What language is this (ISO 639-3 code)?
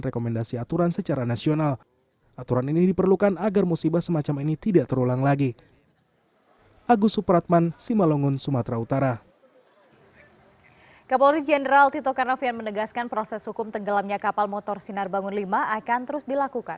ind